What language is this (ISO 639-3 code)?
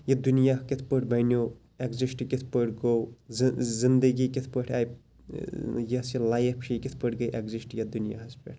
kas